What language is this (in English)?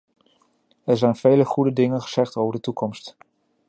Dutch